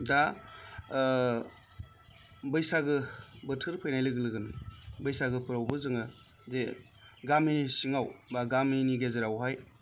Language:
Bodo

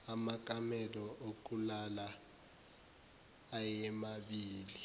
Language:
Zulu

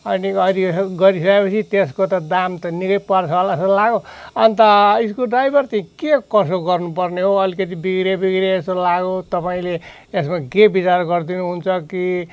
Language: Nepali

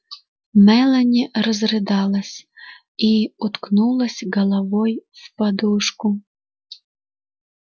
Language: Russian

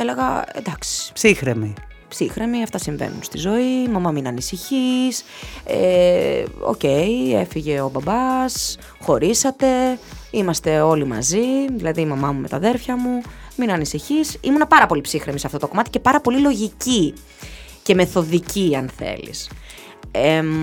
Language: Greek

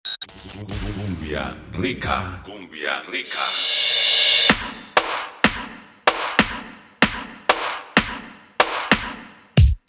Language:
Spanish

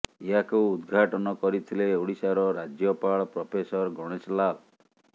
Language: Odia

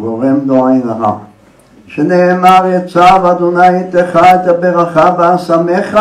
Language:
Hebrew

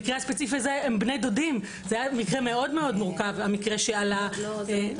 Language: Hebrew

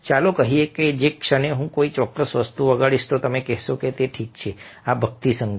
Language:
Gujarati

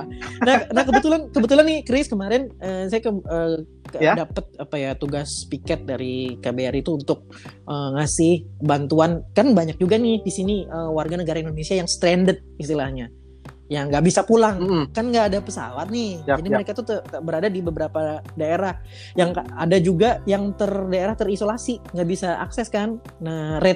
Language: Indonesian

